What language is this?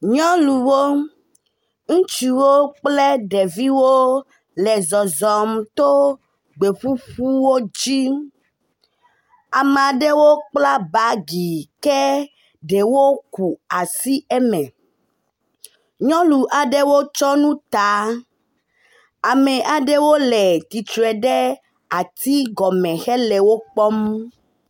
Ewe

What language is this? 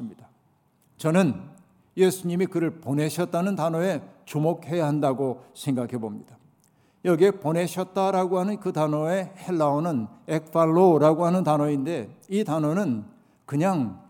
Korean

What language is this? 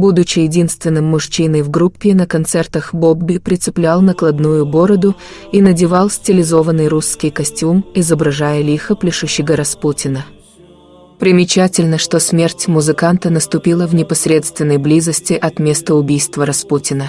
Russian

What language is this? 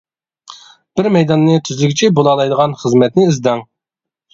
Uyghur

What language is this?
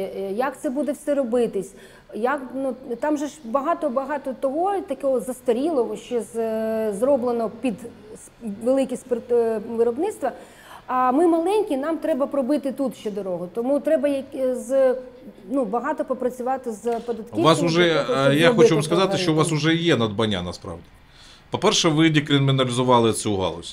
Ukrainian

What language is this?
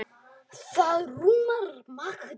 Icelandic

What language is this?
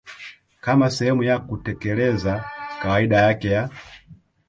Swahili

